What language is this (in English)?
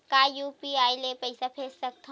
Chhattisgarhi